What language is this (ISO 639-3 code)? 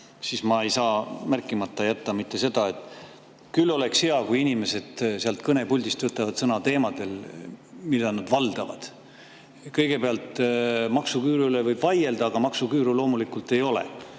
est